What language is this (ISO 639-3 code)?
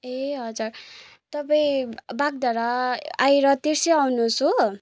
nep